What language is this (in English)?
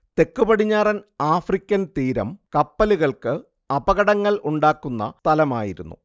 Malayalam